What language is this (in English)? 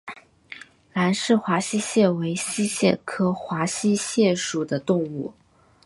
Chinese